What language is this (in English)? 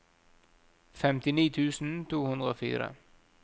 Norwegian